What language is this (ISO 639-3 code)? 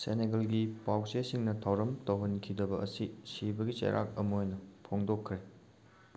mni